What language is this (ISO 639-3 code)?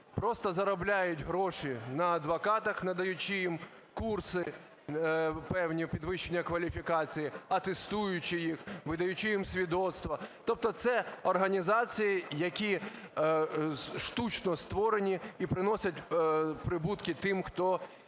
ukr